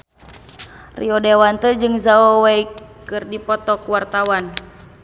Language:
Sundanese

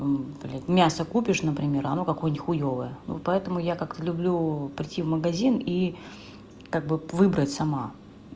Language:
Russian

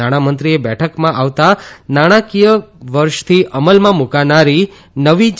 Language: Gujarati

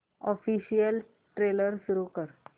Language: Marathi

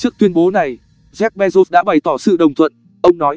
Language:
Vietnamese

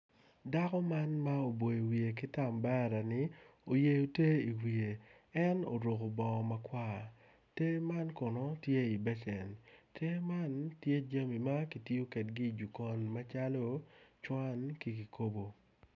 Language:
Acoli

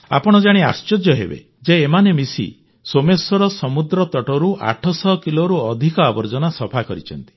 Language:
Odia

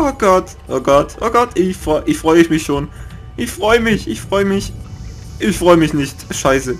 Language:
German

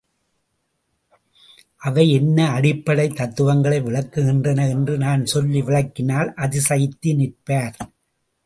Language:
Tamil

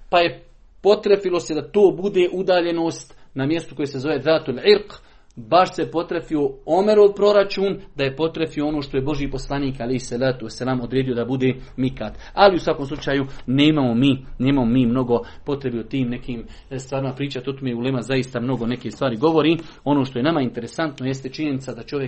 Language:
Croatian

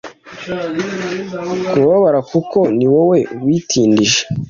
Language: Kinyarwanda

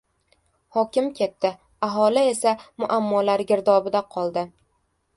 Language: Uzbek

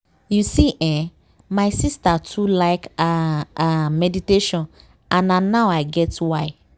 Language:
Nigerian Pidgin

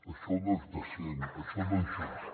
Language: Catalan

